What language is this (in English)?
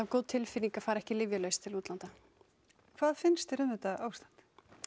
Icelandic